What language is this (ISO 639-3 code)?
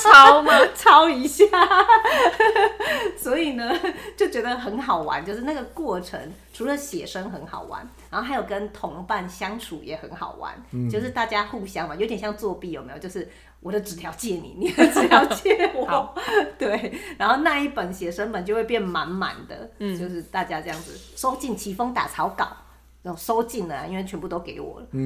zho